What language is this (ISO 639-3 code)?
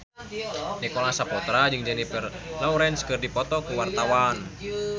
sun